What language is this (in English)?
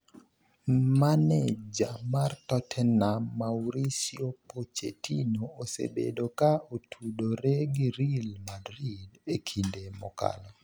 Luo (Kenya and Tanzania)